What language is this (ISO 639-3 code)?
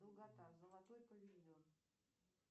rus